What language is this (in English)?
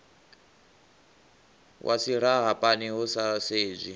Venda